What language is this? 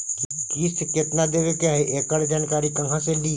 Magahi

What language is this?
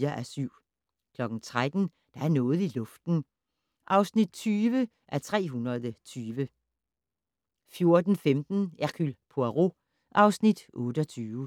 Danish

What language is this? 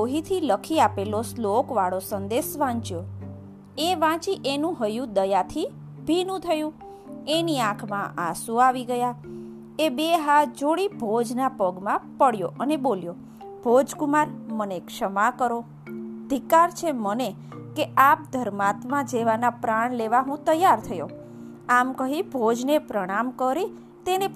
Gujarati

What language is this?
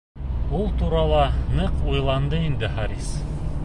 Bashkir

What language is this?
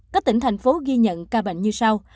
Vietnamese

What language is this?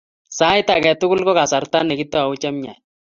Kalenjin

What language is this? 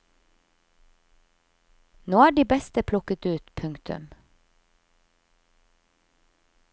Norwegian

